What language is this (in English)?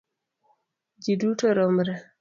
Luo (Kenya and Tanzania)